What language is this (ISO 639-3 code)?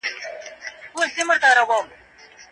pus